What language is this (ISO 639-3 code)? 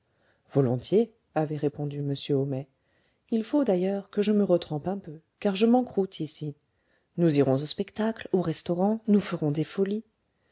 fra